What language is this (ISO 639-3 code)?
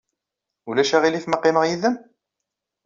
kab